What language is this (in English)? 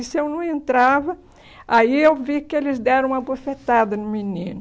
Portuguese